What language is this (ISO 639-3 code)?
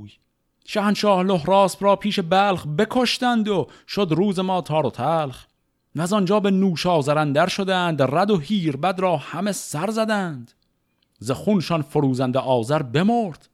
fas